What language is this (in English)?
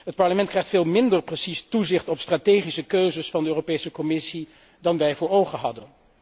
Dutch